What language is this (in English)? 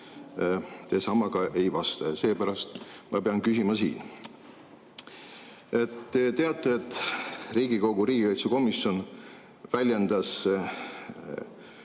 Estonian